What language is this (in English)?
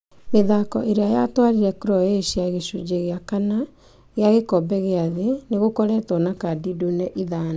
Kikuyu